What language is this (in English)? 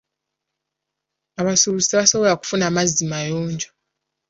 Ganda